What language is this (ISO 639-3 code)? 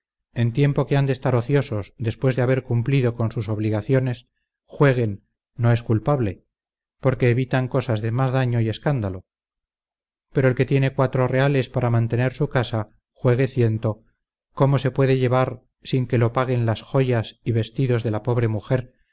spa